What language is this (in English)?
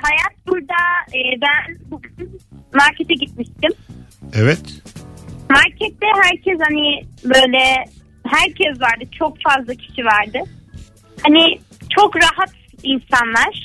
Turkish